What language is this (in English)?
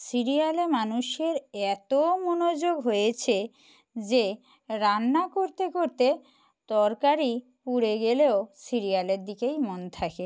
Bangla